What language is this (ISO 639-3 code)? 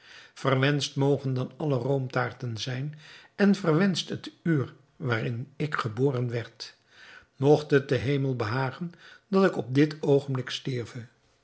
nld